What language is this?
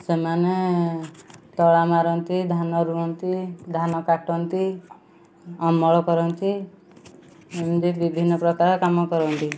Odia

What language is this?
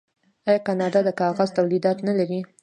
Pashto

